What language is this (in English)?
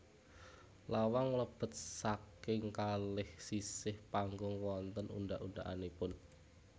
Javanese